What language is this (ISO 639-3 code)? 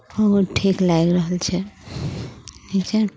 mai